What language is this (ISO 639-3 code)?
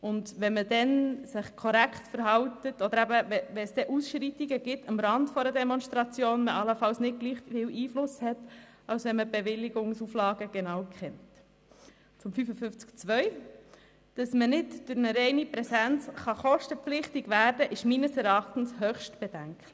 gsw